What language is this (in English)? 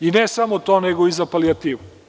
Serbian